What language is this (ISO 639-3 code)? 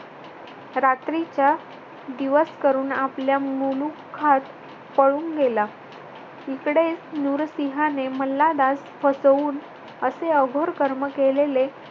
mar